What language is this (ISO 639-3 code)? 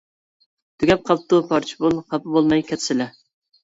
uig